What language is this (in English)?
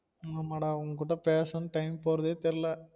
Tamil